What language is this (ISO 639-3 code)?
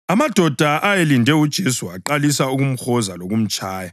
nde